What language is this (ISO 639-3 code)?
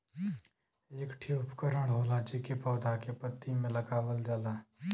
bho